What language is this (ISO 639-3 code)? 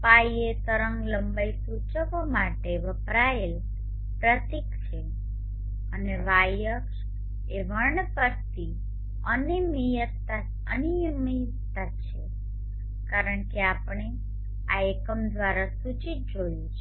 guj